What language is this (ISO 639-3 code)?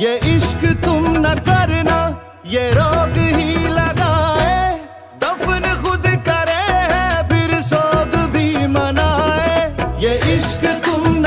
hin